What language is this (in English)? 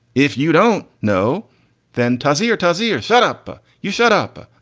English